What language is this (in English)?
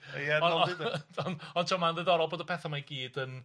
Welsh